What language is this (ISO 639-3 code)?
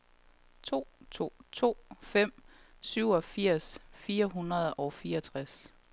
dan